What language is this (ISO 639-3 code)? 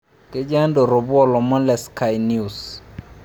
mas